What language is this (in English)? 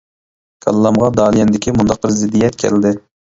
Uyghur